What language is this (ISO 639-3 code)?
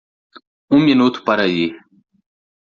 por